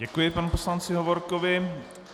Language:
Czech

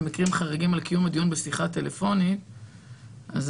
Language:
Hebrew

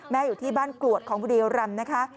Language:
Thai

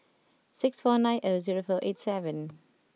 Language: English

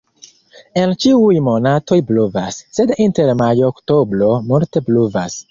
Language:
Esperanto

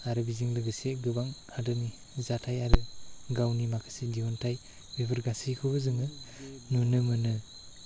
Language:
Bodo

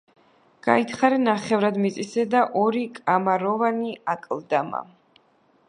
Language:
Georgian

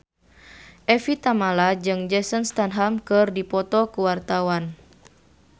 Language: Sundanese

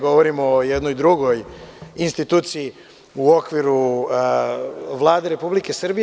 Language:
Serbian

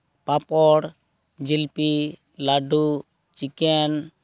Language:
Santali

